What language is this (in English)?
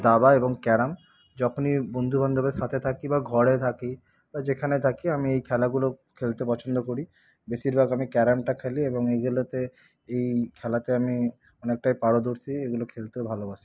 Bangla